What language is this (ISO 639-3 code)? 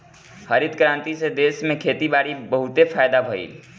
bho